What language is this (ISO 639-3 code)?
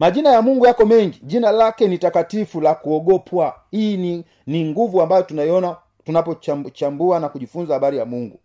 swa